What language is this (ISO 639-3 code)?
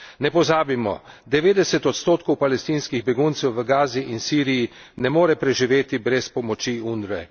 slv